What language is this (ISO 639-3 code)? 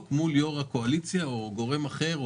heb